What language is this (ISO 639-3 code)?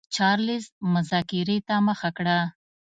pus